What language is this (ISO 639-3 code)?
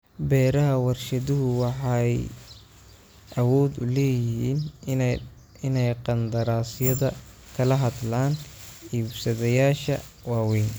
som